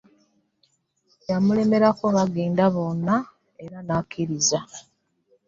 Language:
Ganda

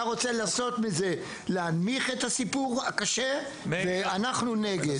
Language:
Hebrew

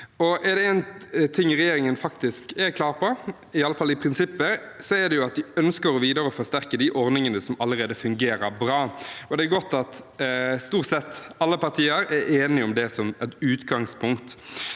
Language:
Norwegian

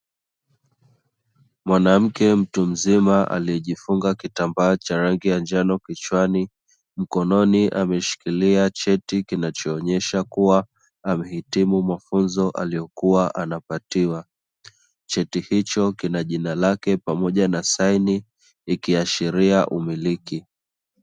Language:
Swahili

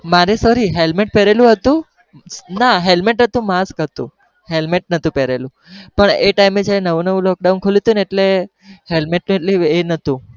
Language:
Gujarati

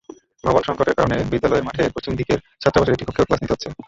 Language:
Bangla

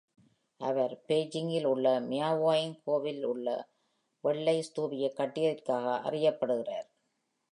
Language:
Tamil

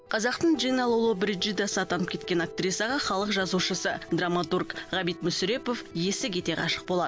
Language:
Kazakh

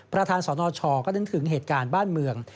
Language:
Thai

